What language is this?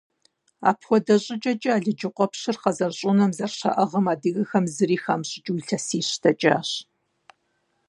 Kabardian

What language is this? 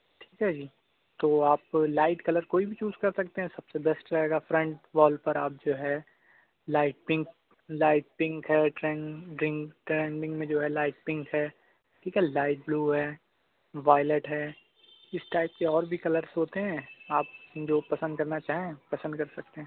Urdu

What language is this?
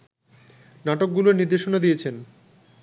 Bangla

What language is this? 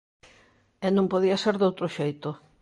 Galician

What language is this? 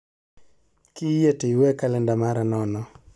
Luo (Kenya and Tanzania)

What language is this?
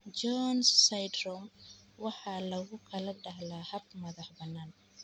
Somali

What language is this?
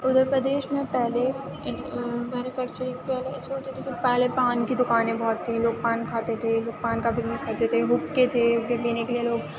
Urdu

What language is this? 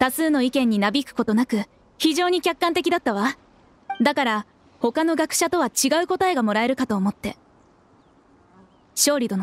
Japanese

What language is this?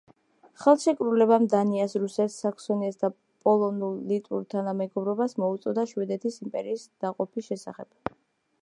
Georgian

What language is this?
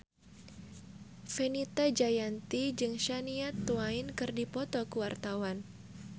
Sundanese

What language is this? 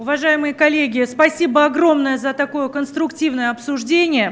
Russian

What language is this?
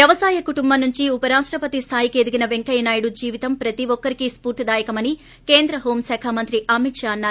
Telugu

